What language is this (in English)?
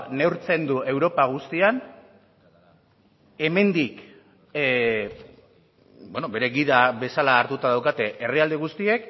Basque